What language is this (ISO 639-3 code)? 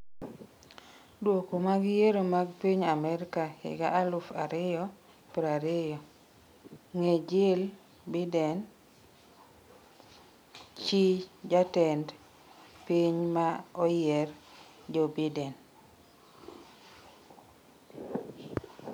luo